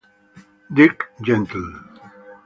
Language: Italian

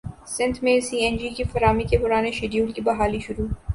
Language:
Urdu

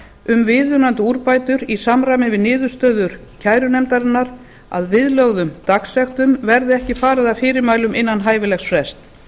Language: Icelandic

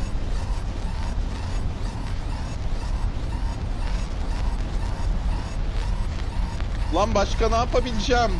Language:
Turkish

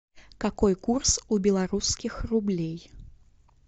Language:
Russian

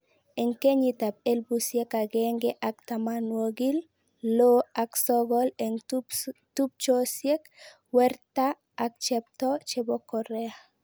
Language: Kalenjin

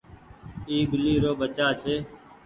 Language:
Goaria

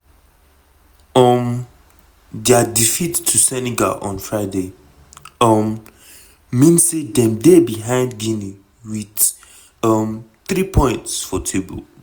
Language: Nigerian Pidgin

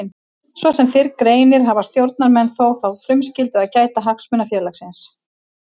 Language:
Icelandic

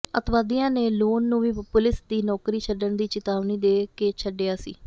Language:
Punjabi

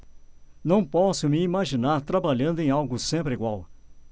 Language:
Portuguese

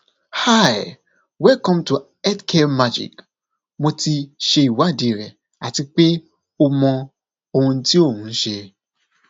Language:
Yoruba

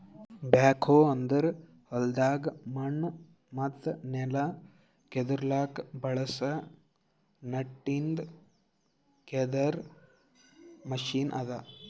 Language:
Kannada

